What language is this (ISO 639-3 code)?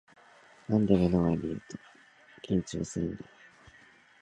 jpn